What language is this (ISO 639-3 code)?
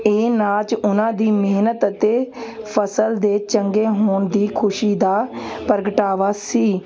pan